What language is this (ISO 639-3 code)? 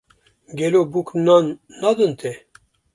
kur